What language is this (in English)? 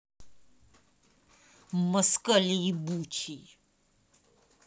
Russian